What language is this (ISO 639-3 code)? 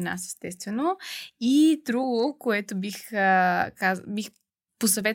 bul